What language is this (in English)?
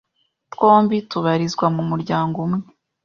Kinyarwanda